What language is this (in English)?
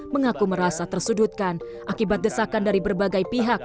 Indonesian